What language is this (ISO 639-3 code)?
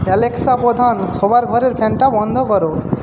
ben